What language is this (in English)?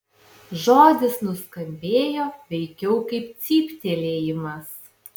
Lithuanian